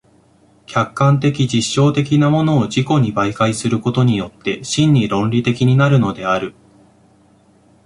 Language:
Japanese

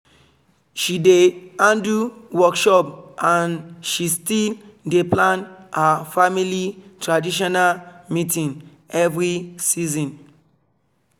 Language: Nigerian Pidgin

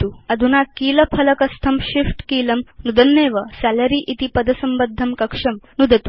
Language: Sanskrit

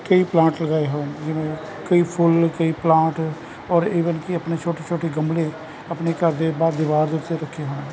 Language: Punjabi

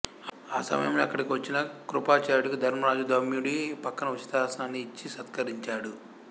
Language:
Telugu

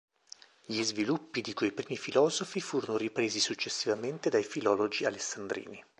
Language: Italian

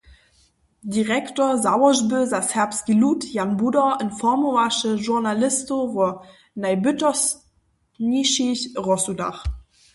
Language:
Upper Sorbian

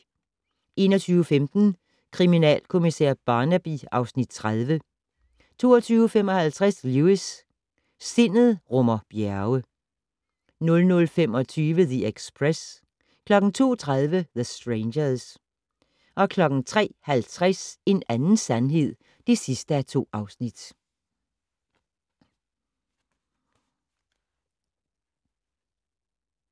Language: Danish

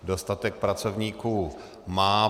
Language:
Czech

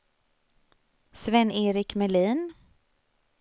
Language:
Swedish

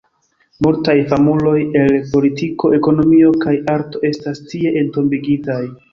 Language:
Esperanto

